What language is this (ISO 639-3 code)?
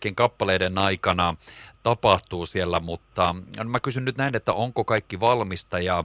fin